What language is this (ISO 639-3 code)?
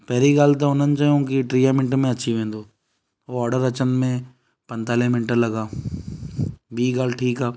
snd